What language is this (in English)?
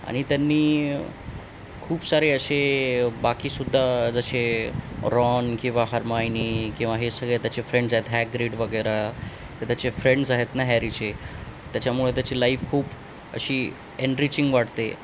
Marathi